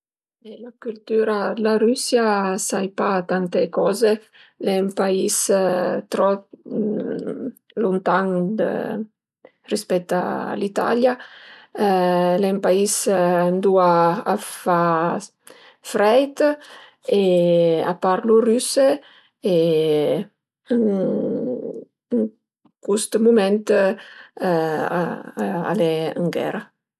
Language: Piedmontese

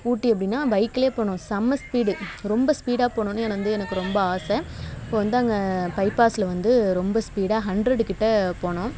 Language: Tamil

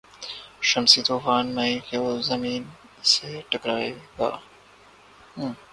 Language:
Urdu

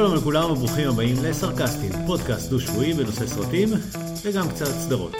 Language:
Hebrew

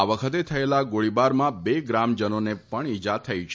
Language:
Gujarati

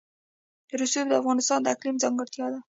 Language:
Pashto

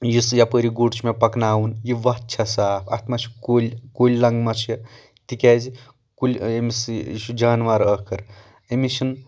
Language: Kashmiri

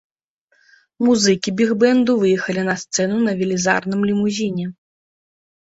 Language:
Belarusian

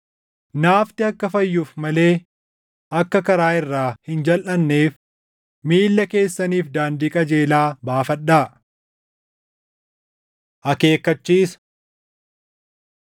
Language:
Oromo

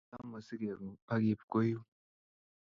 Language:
Kalenjin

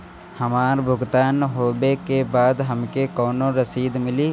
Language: Bhojpuri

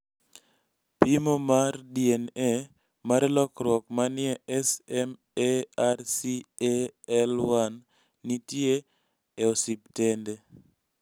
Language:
Luo (Kenya and Tanzania)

